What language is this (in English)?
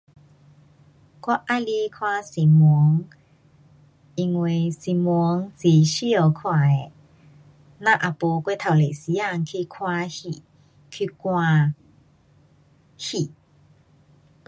Pu-Xian Chinese